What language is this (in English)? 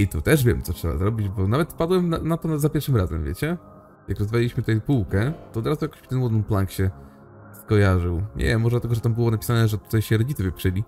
Polish